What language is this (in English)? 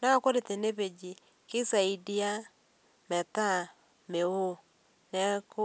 Masai